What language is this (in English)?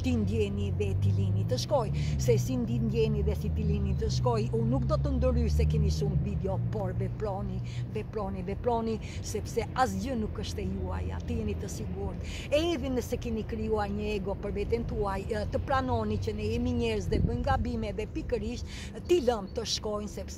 Romanian